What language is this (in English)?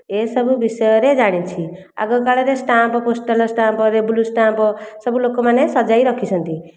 Odia